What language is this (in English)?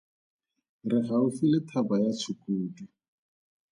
Tswana